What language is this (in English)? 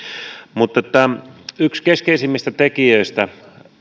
Finnish